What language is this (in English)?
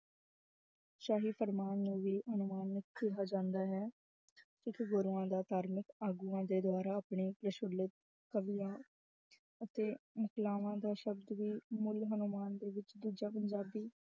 Punjabi